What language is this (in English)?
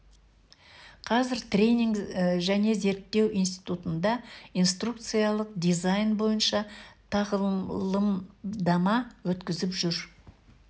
Kazakh